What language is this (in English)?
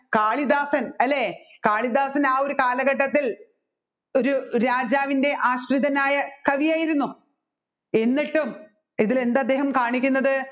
Malayalam